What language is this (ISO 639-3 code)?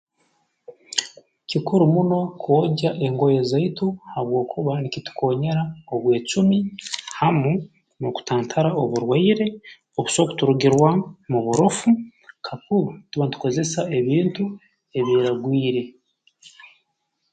ttj